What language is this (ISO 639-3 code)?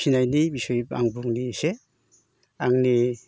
brx